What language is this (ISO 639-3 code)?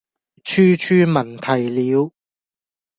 yue